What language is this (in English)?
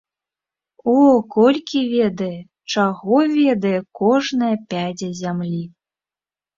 Belarusian